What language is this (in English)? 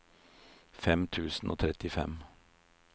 Norwegian